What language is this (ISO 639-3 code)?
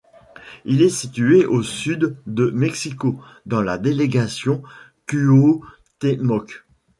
fra